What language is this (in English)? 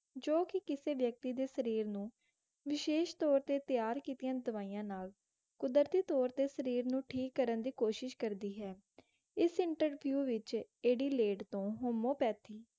Punjabi